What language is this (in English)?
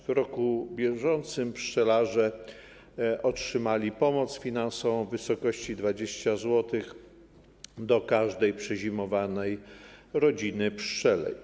Polish